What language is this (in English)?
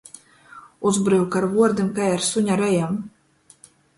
Latgalian